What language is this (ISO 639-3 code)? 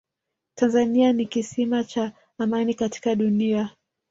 swa